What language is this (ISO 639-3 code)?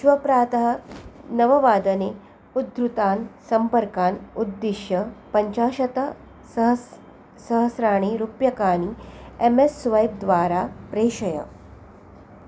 san